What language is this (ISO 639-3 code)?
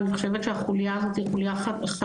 heb